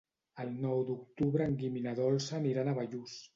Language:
Catalan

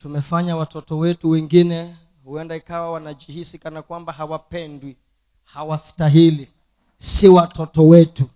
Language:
Swahili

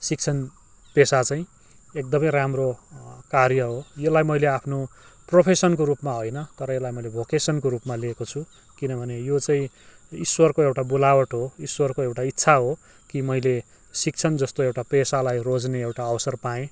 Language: Nepali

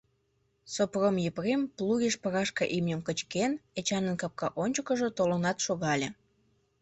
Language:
Mari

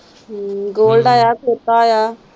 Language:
Punjabi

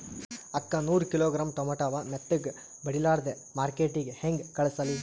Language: Kannada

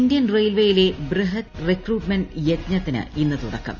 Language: Malayalam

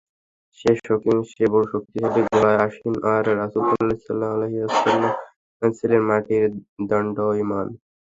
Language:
Bangla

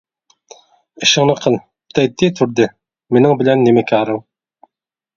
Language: Uyghur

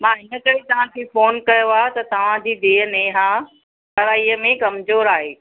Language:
Sindhi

